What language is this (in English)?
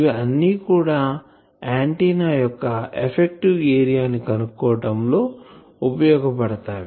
Telugu